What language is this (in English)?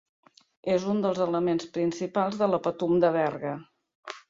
Catalan